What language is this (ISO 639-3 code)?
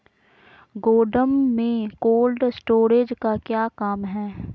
mag